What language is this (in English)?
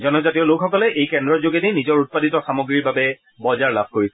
Assamese